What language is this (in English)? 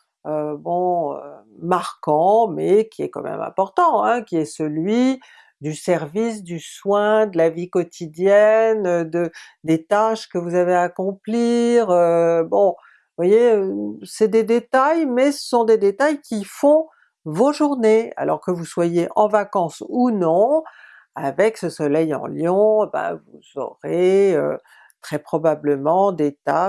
French